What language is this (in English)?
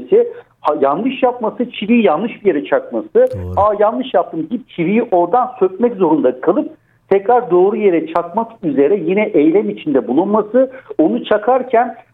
Turkish